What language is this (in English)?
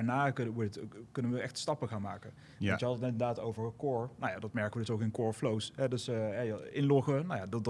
Dutch